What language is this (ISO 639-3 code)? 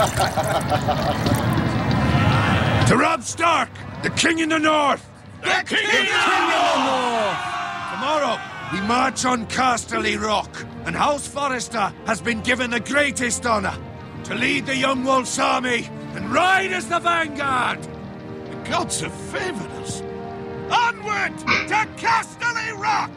deu